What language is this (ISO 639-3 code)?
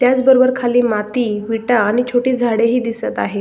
mar